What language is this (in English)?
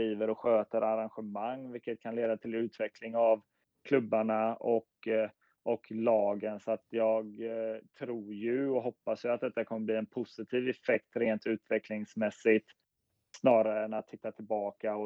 Swedish